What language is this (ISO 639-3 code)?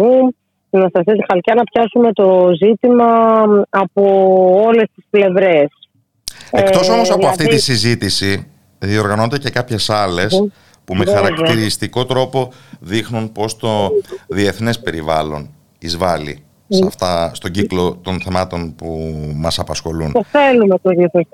ell